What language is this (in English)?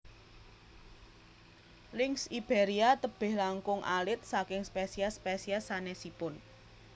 Javanese